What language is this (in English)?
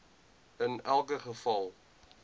Afrikaans